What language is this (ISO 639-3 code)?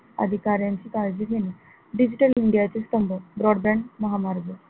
mar